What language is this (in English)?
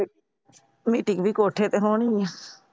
Punjabi